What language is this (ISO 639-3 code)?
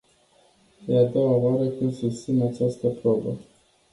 ron